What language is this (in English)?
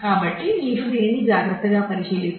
Telugu